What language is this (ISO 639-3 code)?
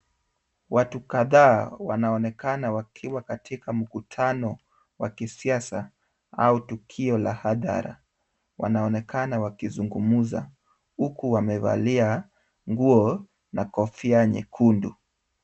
swa